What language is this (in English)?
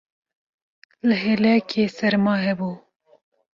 Kurdish